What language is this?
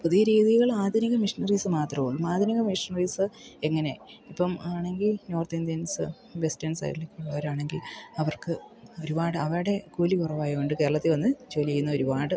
Malayalam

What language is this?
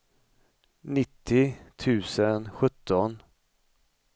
Swedish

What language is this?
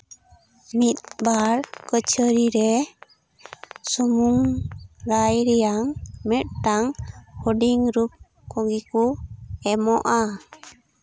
Santali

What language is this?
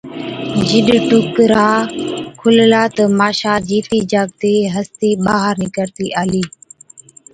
Od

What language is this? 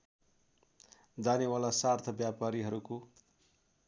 Nepali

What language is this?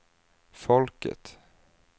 Swedish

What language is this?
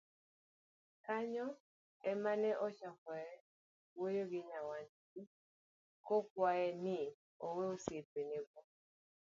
Luo (Kenya and Tanzania)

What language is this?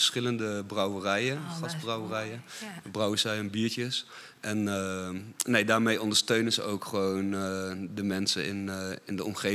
Dutch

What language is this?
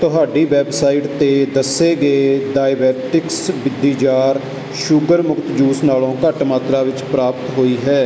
Punjabi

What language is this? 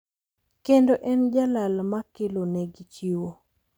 Luo (Kenya and Tanzania)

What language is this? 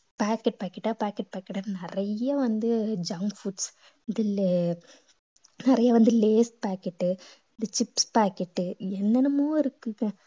Tamil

